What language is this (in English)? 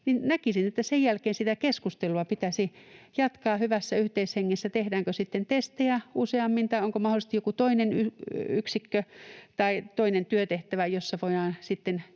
Finnish